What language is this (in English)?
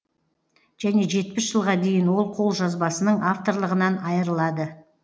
Kazakh